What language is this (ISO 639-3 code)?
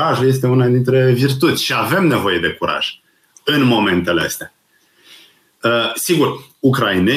ron